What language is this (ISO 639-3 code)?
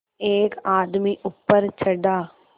hin